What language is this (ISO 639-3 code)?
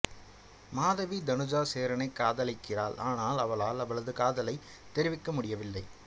tam